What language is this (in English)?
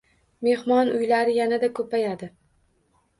Uzbek